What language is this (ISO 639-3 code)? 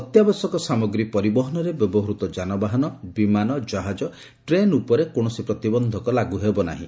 ori